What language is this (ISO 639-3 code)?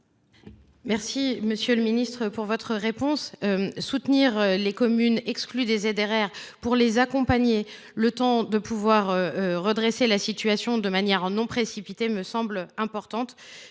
fra